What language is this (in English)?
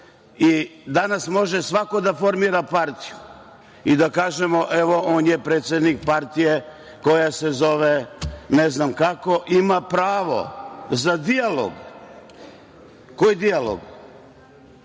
Serbian